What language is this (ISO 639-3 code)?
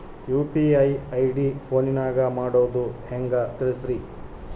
kan